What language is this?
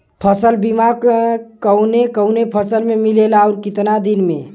Bhojpuri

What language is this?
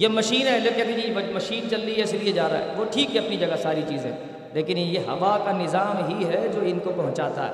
Urdu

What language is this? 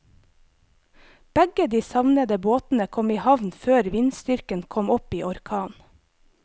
Norwegian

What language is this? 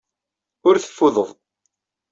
Kabyle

